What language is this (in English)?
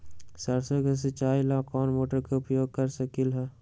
Magahi